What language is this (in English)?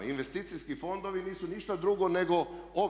Croatian